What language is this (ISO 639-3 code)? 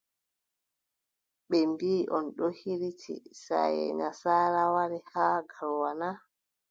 fub